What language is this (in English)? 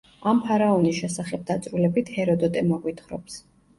Georgian